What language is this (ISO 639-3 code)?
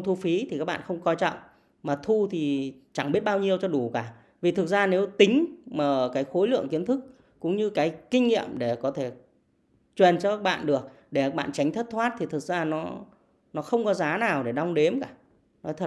vie